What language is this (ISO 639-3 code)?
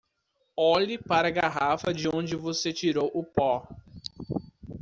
por